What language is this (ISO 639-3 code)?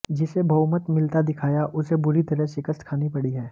hin